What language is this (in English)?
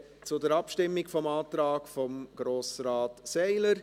Swiss German